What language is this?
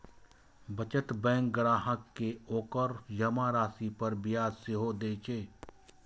Maithili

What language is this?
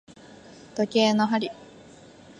Japanese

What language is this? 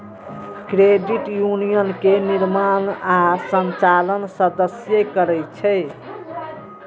Maithili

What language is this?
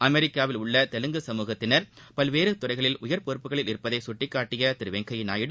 Tamil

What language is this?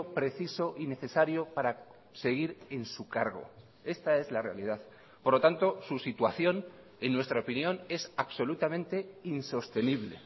Spanish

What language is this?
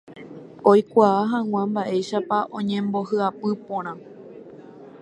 Guarani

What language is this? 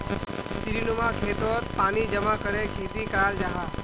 Magahi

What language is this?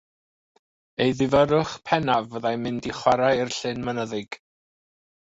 Welsh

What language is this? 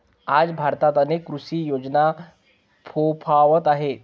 Marathi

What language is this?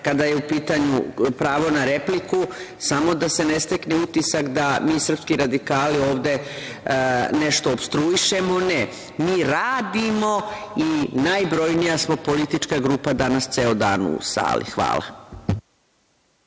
Serbian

